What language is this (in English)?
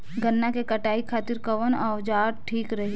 Bhojpuri